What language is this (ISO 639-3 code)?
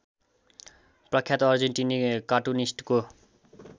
nep